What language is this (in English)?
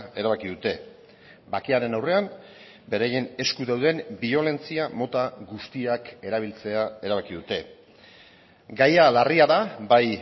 Basque